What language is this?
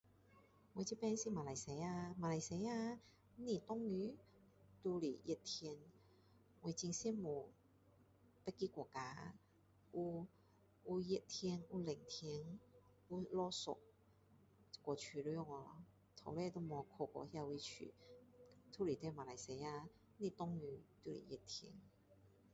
Min Dong Chinese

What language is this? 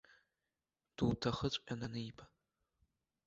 Abkhazian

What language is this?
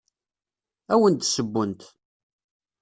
Kabyle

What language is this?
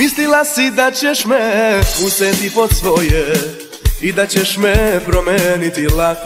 Polish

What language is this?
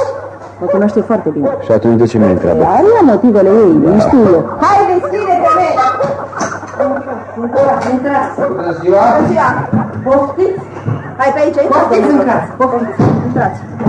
Romanian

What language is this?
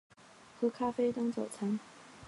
Chinese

